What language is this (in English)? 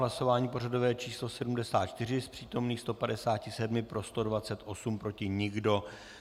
Czech